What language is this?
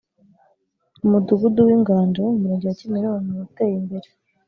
Kinyarwanda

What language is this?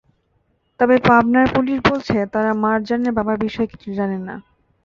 Bangla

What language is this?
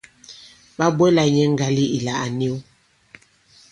Bankon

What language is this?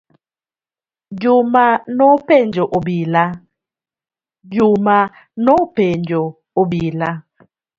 Luo (Kenya and Tanzania)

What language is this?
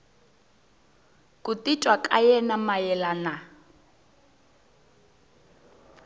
Tsonga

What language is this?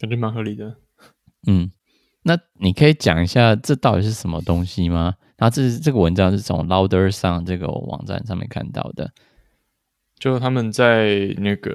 Chinese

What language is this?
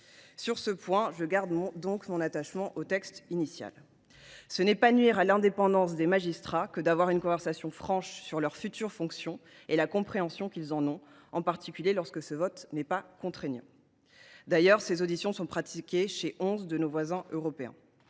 French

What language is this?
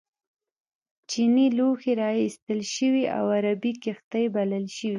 Pashto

